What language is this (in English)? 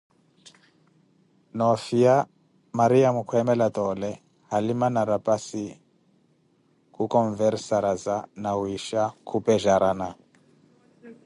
Koti